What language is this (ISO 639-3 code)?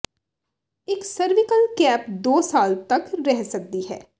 pan